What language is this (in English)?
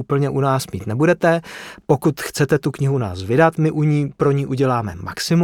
Czech